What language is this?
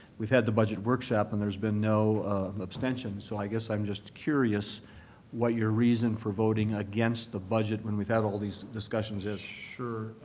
English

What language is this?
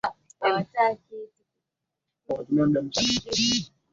Swahili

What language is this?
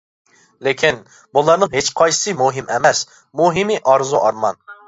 Uyghur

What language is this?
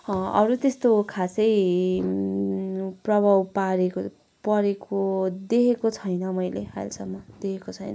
Nepali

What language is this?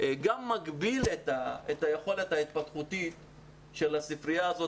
Hebrew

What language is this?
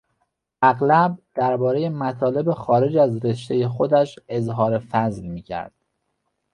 Persian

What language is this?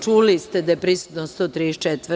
Serbian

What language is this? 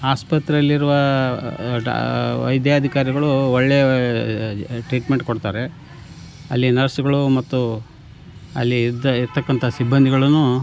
Kannada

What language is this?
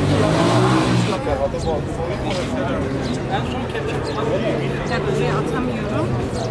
Turkish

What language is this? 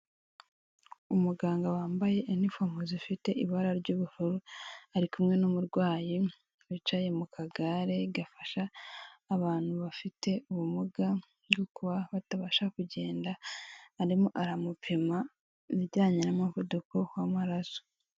Kinyarwanda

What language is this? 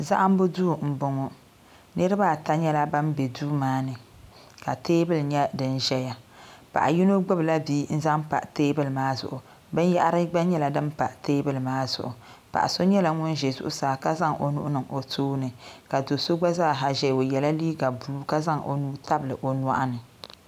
Dagbani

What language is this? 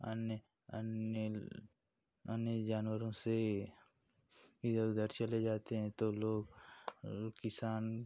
Hindi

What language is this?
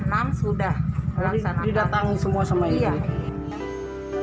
Indonesian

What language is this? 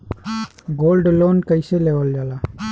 Bhojpuri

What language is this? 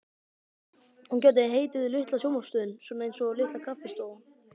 Icelandic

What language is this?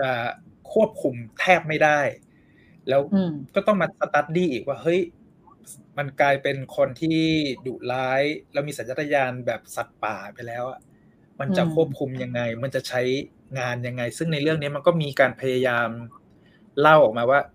Thai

